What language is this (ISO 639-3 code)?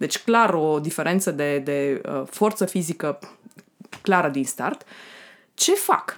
ron